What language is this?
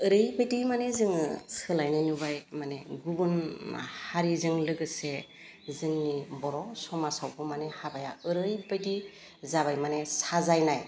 Bodo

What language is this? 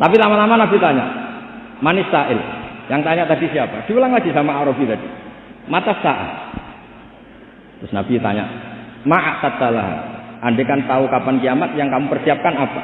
Indonesian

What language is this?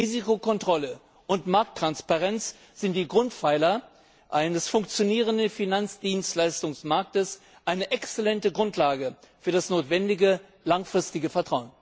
German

